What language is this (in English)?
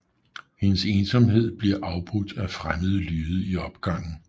Danish